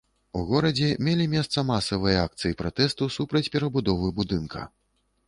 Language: Belarusian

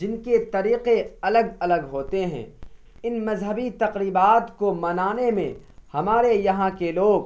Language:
Urdu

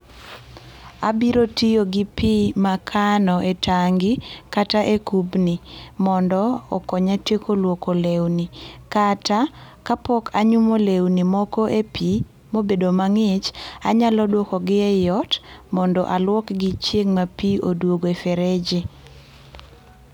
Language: Luo (Kenya and Tanzania)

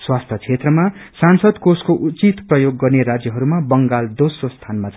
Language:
Nepali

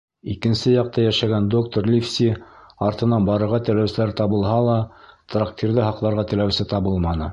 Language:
Bashkir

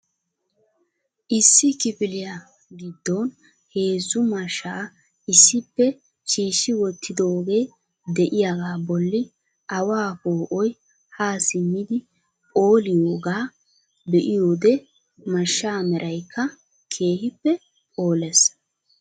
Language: Wolaytta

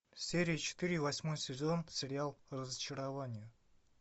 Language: Russian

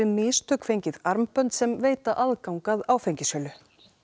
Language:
Icelandic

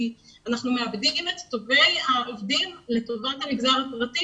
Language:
Hebrew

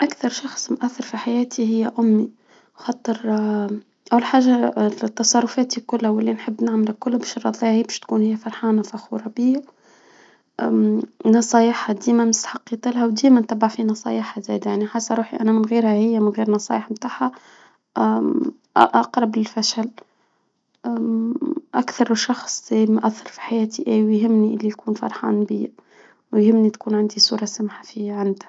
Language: Tunisian Arabic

